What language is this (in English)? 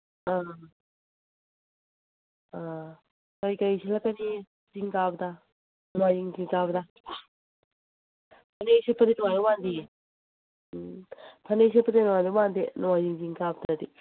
Manipuri